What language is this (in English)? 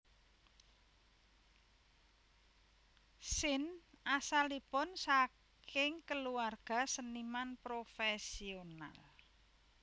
Javanese